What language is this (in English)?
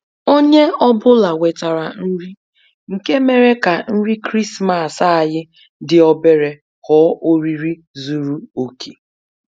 Igbo